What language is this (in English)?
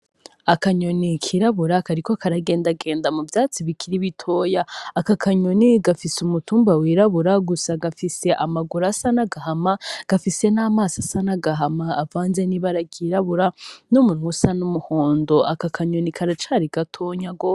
Rundi